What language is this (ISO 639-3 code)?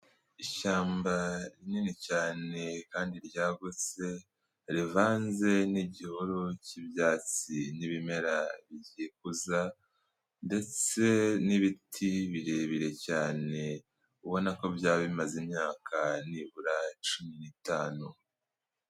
kin